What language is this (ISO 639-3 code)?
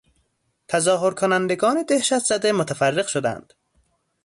fas